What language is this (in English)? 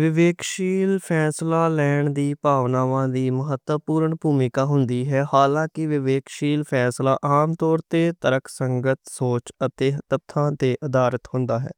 Western Panjabi